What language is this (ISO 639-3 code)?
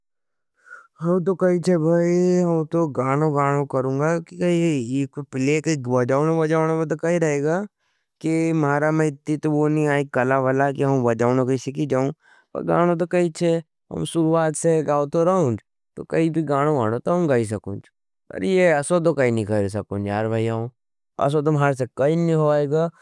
noe